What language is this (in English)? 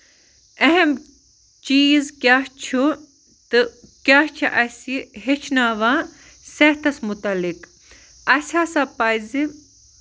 Kashmiri